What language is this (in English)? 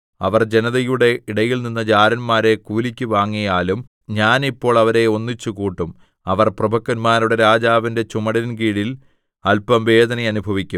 Malayalam